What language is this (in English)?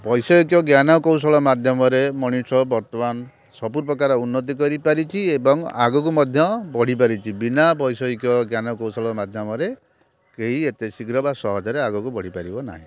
Odia